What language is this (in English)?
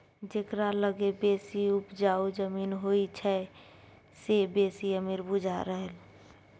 Maithili